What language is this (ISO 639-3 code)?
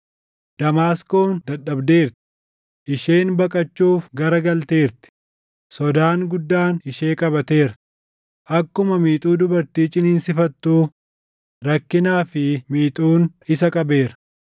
orm